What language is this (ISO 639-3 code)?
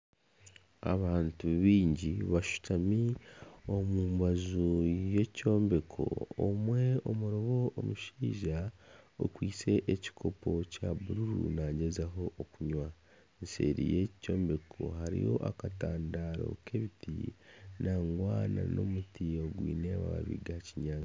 nyn